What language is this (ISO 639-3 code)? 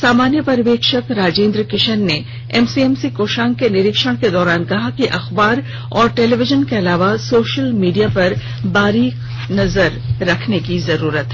hin